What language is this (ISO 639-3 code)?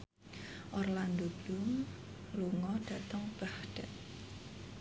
jav